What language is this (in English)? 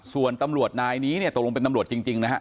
Thai